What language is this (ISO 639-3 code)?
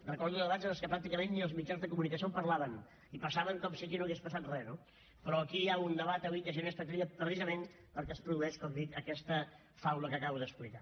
cat